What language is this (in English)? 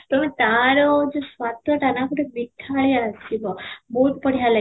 Odia